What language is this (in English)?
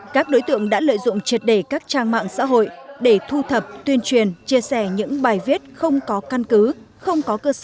Vietnamese